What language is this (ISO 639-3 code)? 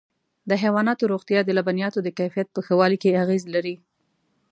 pus